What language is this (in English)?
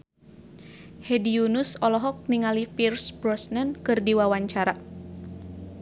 Sundanese